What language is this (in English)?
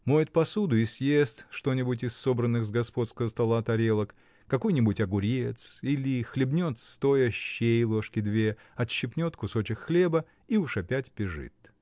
Russian